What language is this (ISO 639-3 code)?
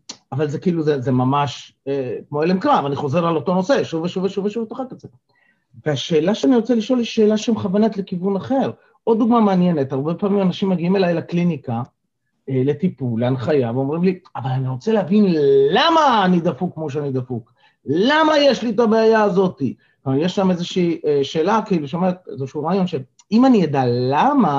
heb